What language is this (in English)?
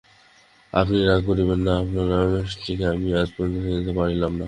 Bangla